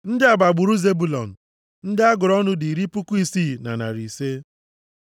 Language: Igbo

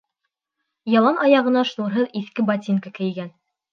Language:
Bashkir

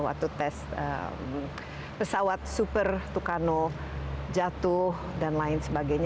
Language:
Indonesian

